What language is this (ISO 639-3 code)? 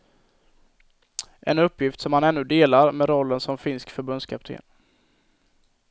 swe